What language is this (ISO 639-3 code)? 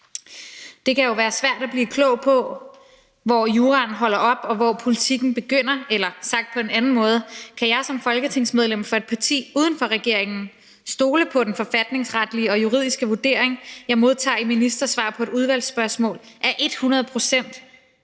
dan